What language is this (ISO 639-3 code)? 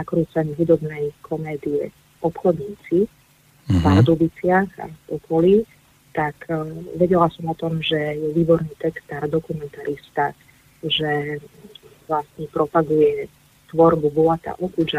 slk